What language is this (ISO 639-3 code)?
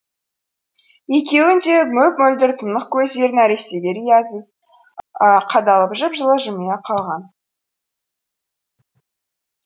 kaz